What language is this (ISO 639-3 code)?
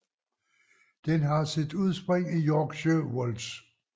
dan